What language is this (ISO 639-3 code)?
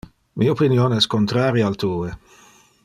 ina